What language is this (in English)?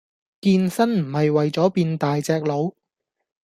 Cantonese